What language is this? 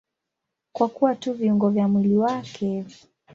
Swahili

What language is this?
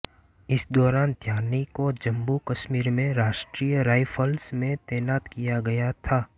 Hindi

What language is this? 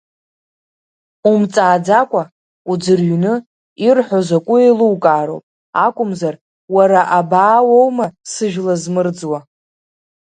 Abkhazian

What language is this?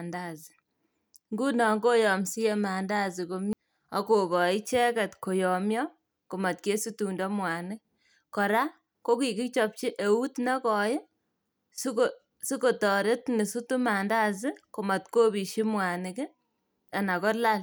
Kalenjin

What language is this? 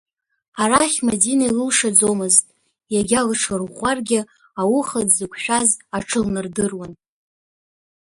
Abkhazian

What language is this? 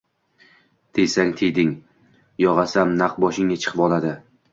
Uzbek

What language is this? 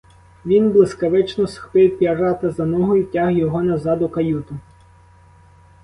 Ukrainian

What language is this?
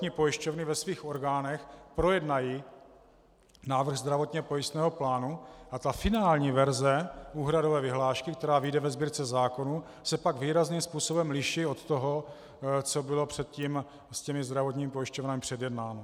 Czech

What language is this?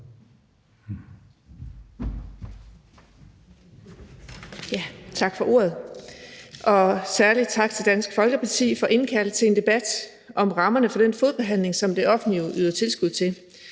Danish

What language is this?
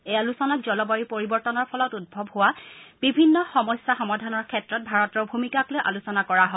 Assamese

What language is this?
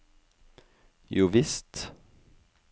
Norwegian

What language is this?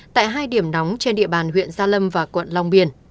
Vietnamese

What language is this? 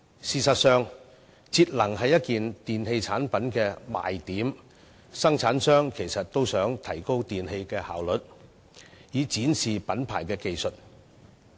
Cantonese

